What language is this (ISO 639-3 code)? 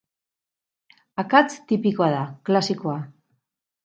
eus